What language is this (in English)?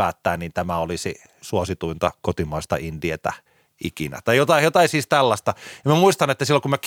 Finnish